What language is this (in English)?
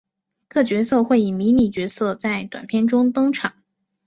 Chinese